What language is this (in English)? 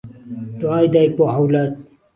Central Kurdish